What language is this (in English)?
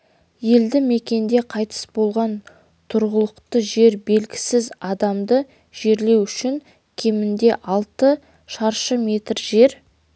Kazakh